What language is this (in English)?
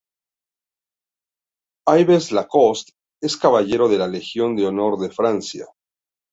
Spanish